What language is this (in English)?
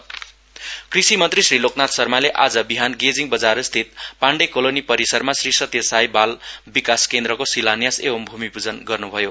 Nepali